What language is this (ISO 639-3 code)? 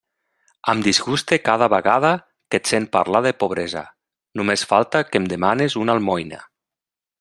cat